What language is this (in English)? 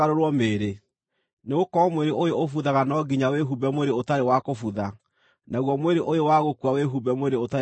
Kikuyu